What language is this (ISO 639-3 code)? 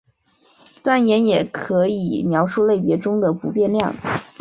zho